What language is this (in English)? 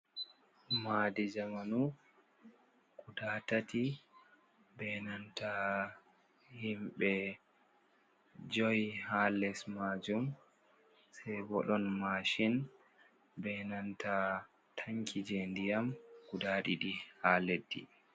Fula